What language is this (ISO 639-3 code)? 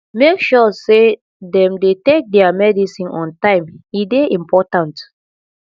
pcm